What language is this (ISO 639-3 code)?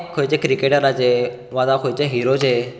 kok